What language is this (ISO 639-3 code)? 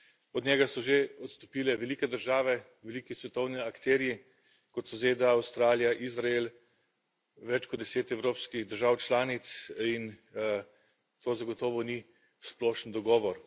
slv